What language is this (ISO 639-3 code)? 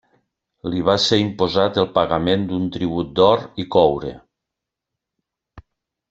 cat